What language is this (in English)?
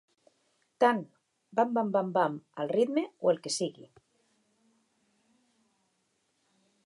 Catalan